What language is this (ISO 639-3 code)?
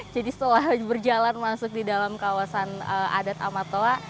ind